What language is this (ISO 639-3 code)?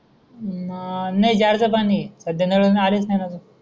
mar